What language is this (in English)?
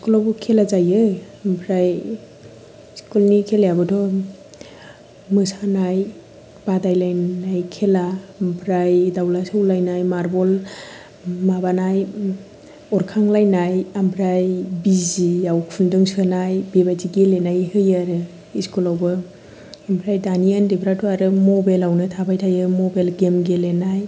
Bodo